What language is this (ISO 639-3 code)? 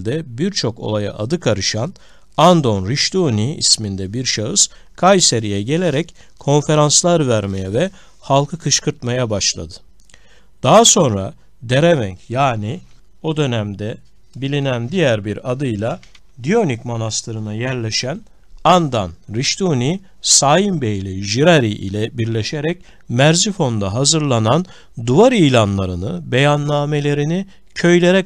tur